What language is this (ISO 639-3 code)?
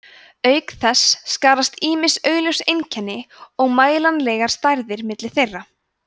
isl